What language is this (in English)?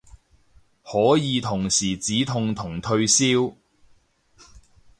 Cantonese